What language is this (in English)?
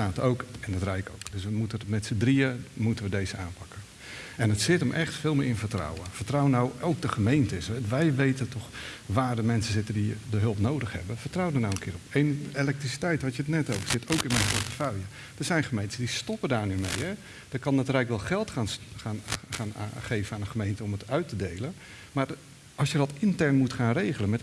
Dutch